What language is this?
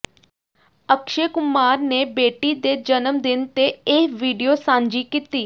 Punjabi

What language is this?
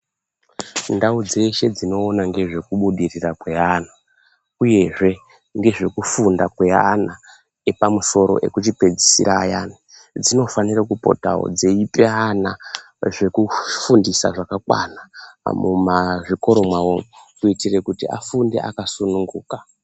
Ndau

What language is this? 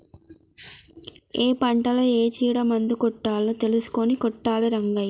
Telugu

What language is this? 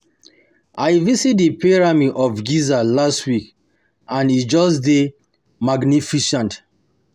Nigerian Pidgin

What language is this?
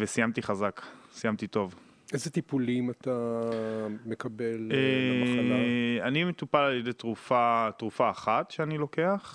Hebrew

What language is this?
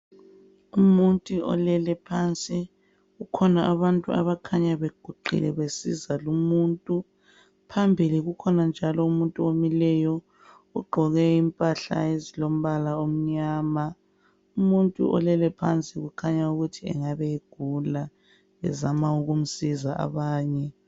North Ndebele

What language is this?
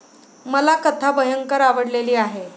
Marathi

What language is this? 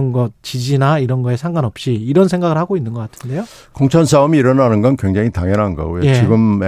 Korean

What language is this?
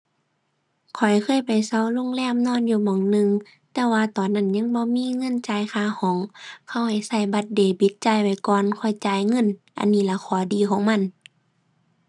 Thai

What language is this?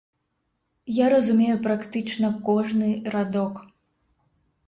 Belarusian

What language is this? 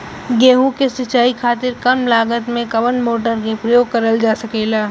Bhojpuri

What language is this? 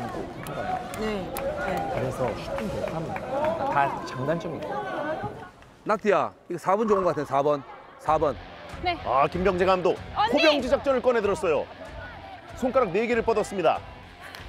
Korean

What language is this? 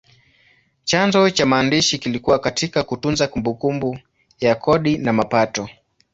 Swahili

